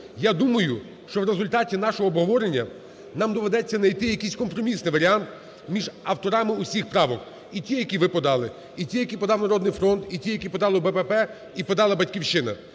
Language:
Ukrainian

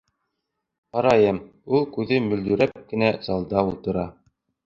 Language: Bashkir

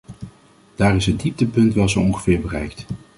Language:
Dutch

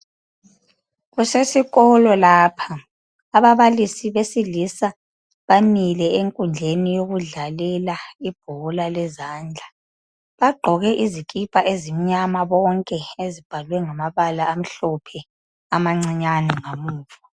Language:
North Ndebele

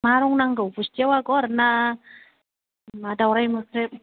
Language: Bodo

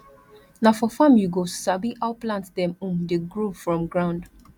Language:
Nigerian Pidgin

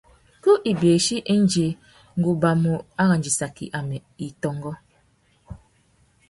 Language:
Tuki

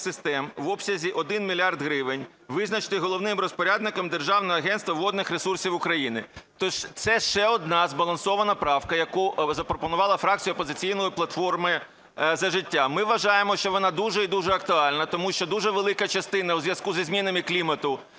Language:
Ukrainian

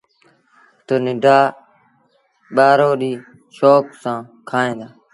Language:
Sindhi Bhil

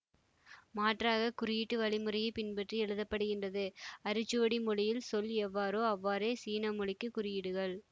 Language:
Tamil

